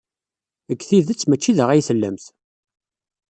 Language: Kabyle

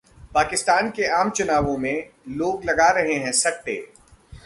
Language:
Hindi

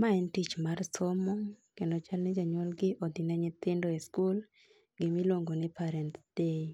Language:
Luo (Kenya and Tanzania)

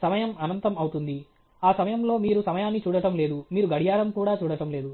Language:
Telugu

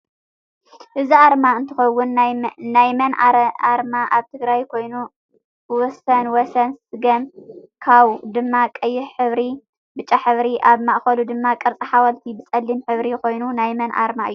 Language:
Tigrinya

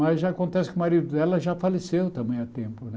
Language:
Portuguese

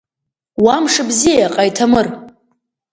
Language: Abkhazian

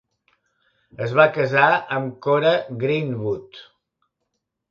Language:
Catalan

